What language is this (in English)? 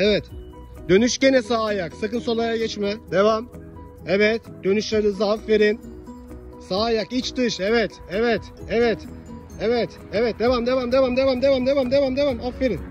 Turkish